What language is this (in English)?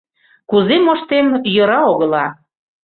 Mari